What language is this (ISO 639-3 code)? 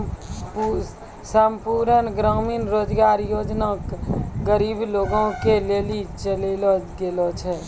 mai